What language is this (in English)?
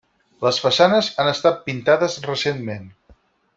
Catalan